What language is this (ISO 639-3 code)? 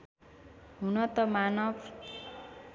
nep